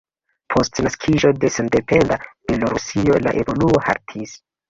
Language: Esperanto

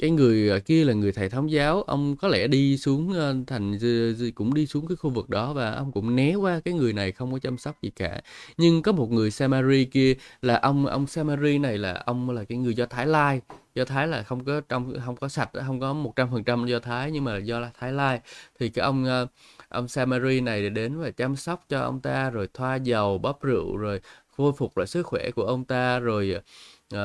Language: Vietnamese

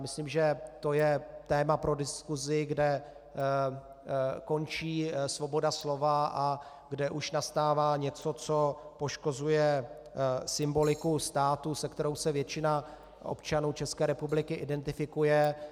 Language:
Czech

